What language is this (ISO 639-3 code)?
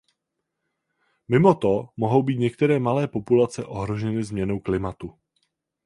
ces